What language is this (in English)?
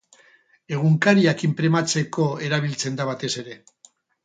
Basque